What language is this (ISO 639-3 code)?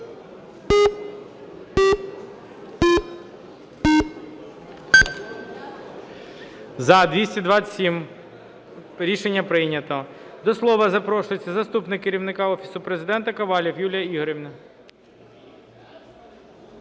ukr